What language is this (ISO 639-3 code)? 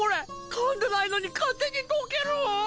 jpn